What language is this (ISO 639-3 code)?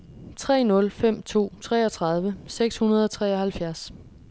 dan